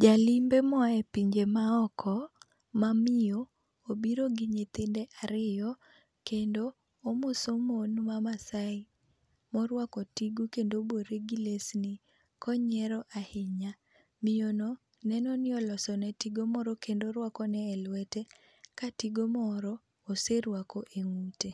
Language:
Luo (Kenya and Tanzania)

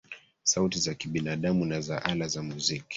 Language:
Swahili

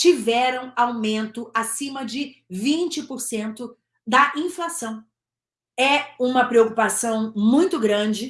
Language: Portuguese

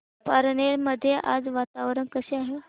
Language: Marathi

